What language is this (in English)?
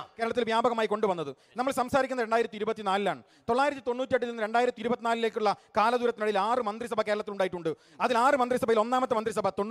Malayalam